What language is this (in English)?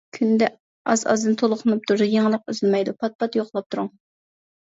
Uyghur